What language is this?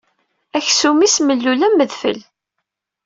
Kabyle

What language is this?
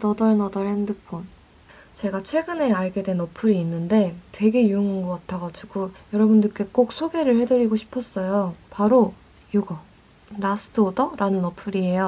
Korean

